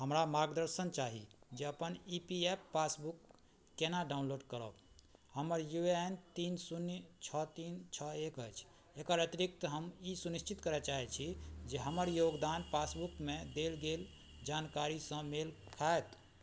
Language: Maithili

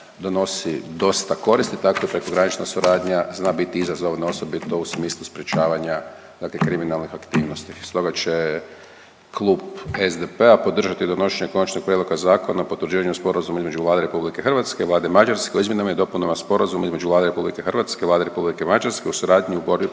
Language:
Croatian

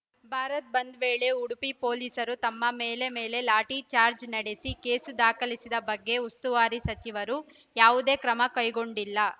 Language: Kannada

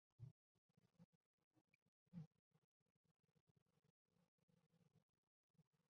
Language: Chinese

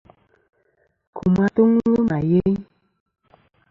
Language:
Kom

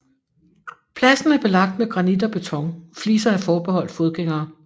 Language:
Danish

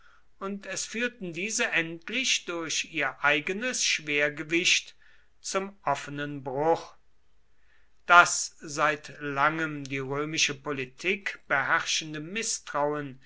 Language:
German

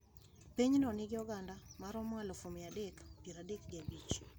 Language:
Luo (Kenya and Tanzania)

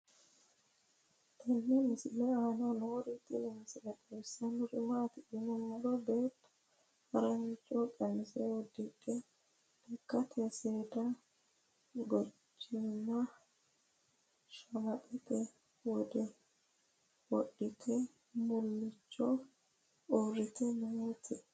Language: Sidamo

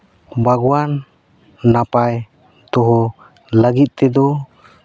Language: Santali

